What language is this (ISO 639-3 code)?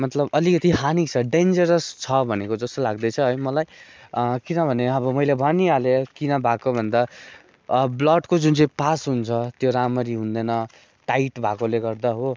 nep